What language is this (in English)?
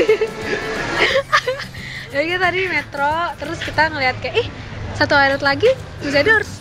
Indonesian